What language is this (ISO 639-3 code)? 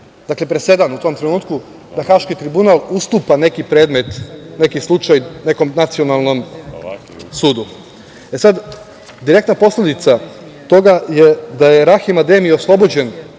srp